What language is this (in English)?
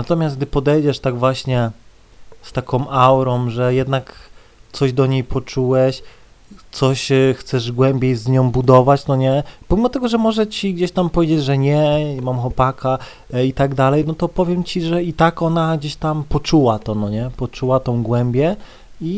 Polish